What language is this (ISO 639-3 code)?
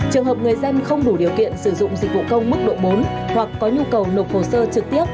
vie